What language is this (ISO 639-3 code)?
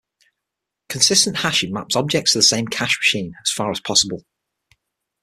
eng